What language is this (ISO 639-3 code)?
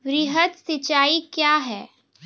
mai